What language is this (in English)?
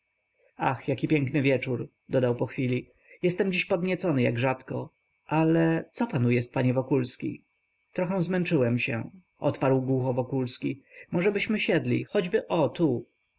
Polish